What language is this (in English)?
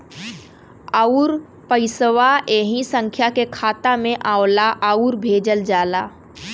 Bhojpuri